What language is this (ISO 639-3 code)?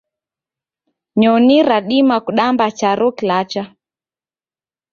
dav